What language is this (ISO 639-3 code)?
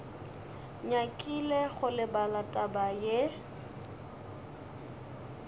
nso